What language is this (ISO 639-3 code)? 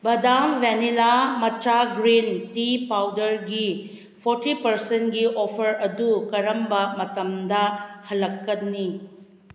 mni